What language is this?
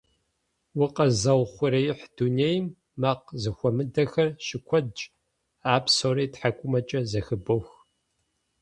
Kabardian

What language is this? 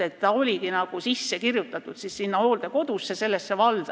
Estonian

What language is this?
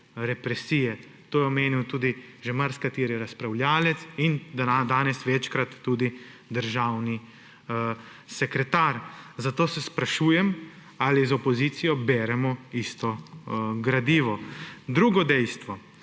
Slovenian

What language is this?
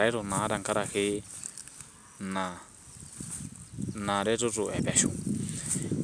Masai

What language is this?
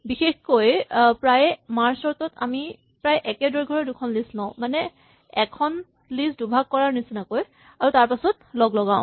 Assamese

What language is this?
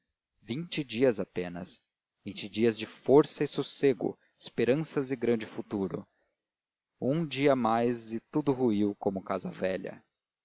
Portuguese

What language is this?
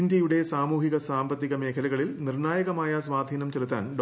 Malayalam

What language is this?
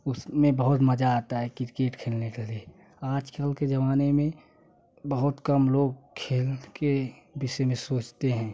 Hindi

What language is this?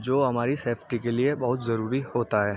Urdu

